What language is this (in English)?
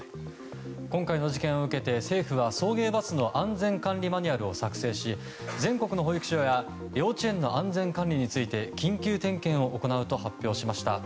Japanese